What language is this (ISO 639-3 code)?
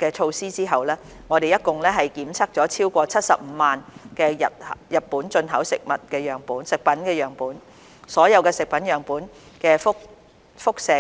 yue